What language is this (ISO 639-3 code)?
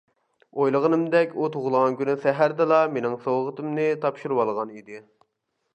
uig